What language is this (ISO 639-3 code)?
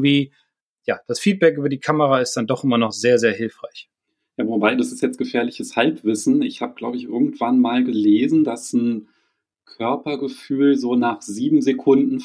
deu